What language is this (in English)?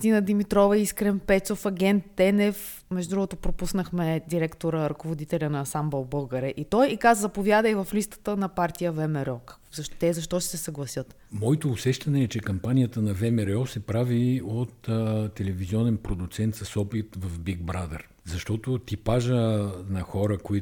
Bulgarian